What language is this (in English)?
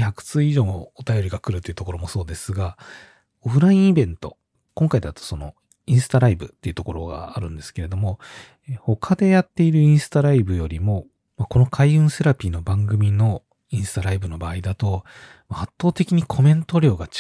Japanese